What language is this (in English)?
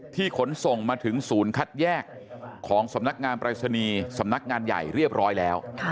Thai